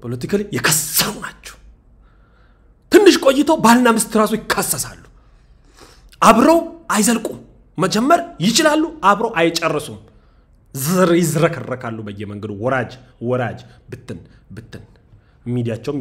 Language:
Arabic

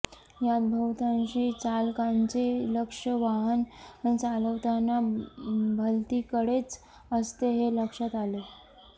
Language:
Marathi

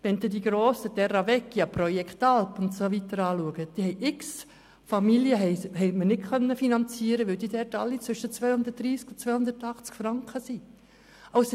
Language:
Swiss German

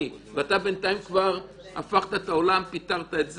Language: Hebrew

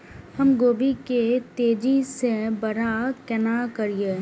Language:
Maithili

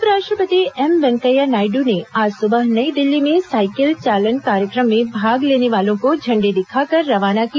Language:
Hindi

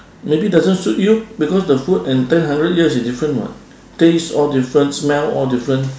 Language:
English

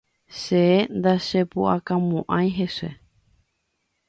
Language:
Guarani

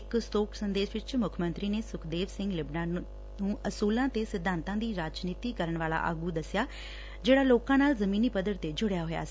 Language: Punjabi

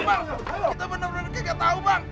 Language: Indonesian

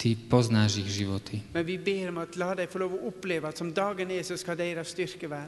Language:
Slovak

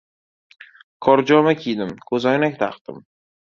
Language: Uzbek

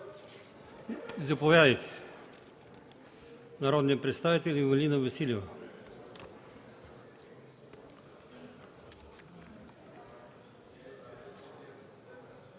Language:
Bulgarian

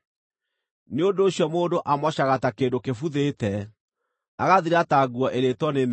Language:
Kikuyu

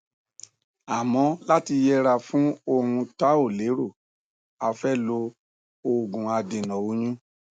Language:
Yoruba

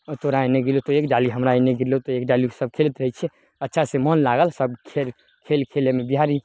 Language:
Maithili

